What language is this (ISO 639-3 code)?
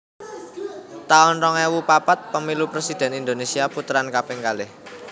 jav